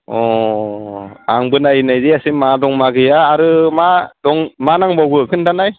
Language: Bodo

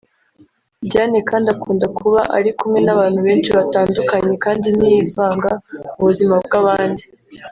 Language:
Kinyarwanda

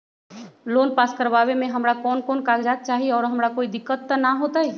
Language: Magahi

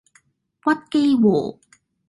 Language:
Cantonese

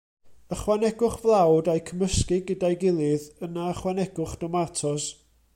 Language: Welsh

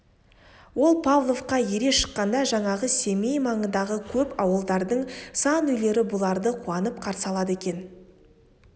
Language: Kazakh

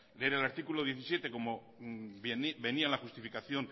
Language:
Spanish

